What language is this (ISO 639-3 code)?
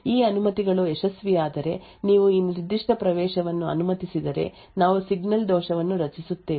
kan